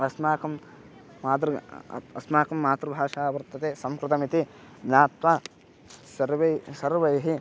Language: Sanskrit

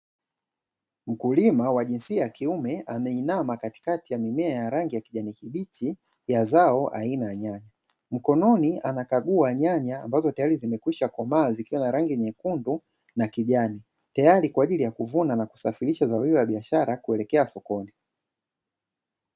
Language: Swahili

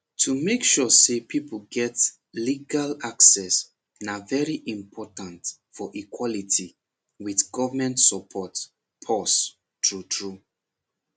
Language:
Nigerian Pidgin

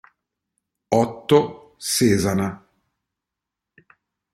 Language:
Italian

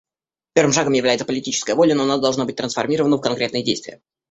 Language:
Russian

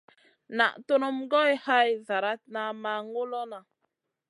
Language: Masana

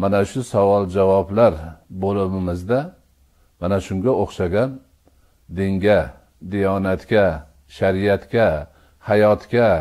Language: Turkish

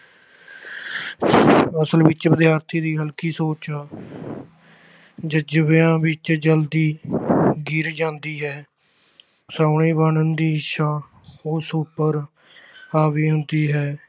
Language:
Punjabi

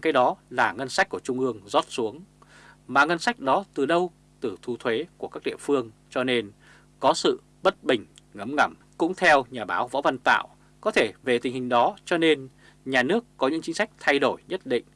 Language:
Vietnamese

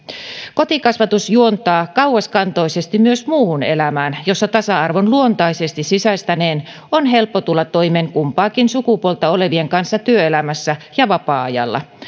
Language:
Finnish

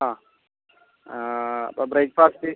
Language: Malayalam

